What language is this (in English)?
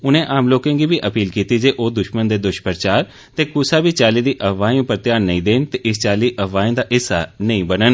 Dogri